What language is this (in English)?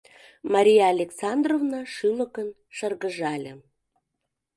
Mari